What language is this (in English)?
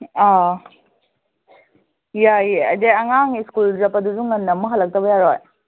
Manipuri